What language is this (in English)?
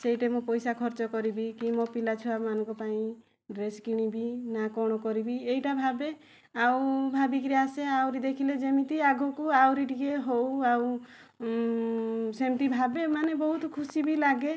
Odia